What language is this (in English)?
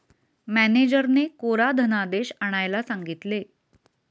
Marathi